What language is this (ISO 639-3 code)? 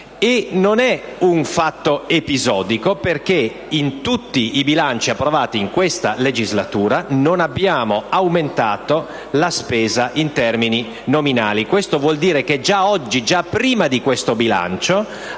ita